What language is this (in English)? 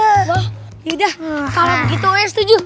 Indonesian